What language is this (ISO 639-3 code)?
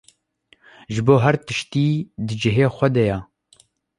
kur